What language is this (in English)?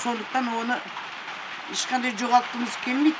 Kazakh